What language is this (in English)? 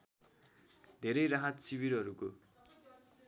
Nepali